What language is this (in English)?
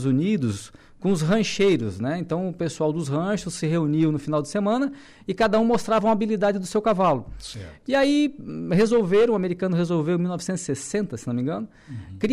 Portuguese